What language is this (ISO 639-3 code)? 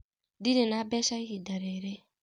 kik